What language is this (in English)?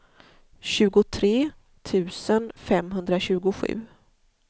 Swedish